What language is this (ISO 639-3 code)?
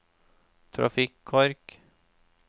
nor